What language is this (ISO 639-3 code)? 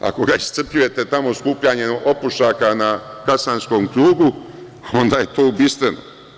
srp